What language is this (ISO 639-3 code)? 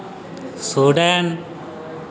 sat